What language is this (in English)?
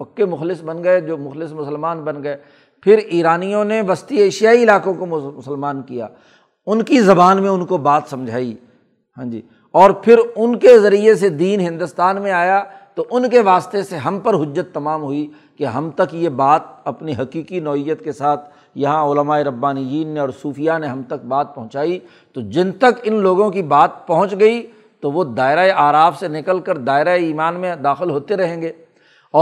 Urdu